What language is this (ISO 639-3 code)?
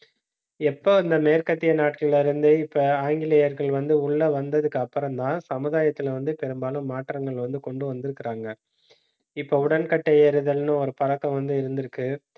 tam